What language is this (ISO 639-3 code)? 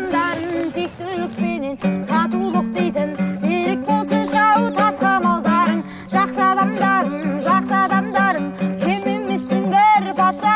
tur